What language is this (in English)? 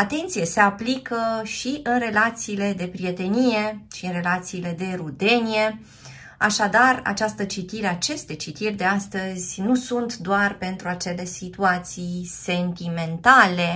Romanian